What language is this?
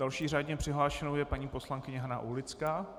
Czech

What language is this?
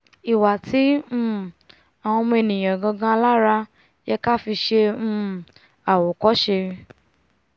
Yoruba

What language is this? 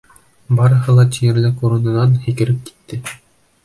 Bashkir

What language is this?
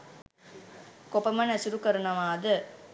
Sinhala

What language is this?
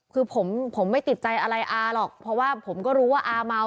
Thai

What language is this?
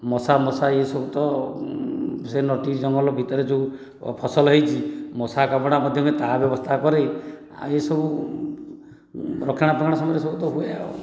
Odia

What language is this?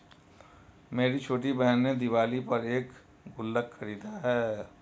Hindi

